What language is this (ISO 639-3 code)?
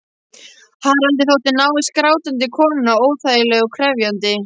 isl